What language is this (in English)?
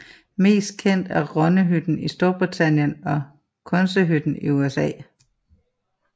Danish